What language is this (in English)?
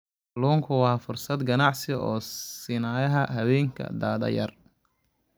Somali